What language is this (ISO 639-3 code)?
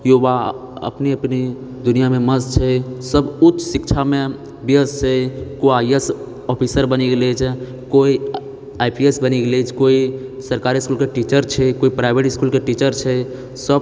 mai